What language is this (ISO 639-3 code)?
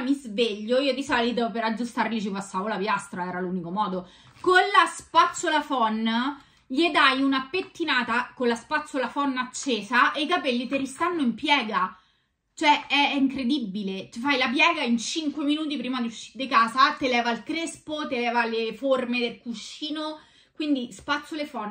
ita